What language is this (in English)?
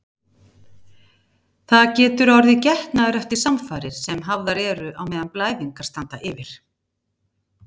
Icelandic